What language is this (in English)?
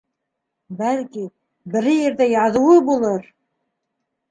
Bashkir